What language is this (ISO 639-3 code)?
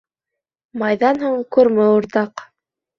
bak